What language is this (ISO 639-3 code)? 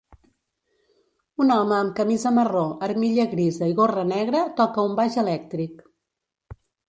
cat